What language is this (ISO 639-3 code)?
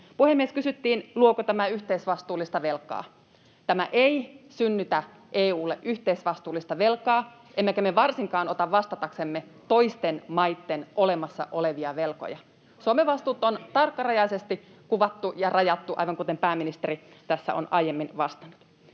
fin